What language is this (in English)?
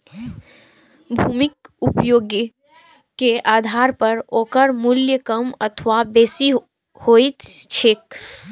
Maithili